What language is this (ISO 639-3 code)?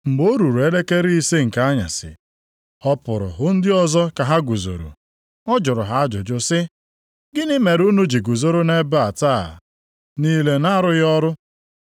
ibo